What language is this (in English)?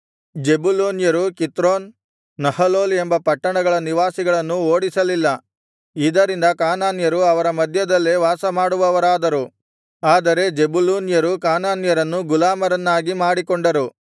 Kannada